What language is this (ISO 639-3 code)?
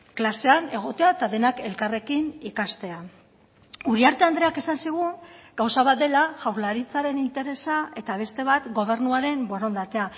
eus